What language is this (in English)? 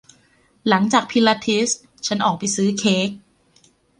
Thai